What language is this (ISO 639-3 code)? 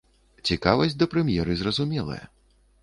bel